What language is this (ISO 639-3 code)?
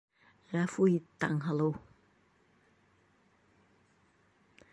bak